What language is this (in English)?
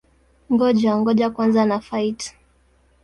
Swahili